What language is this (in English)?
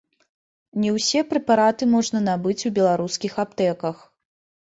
Belarusian